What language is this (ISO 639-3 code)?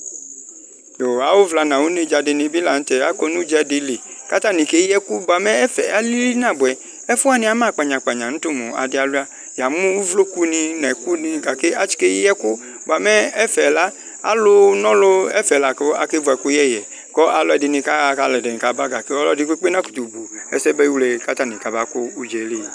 kpo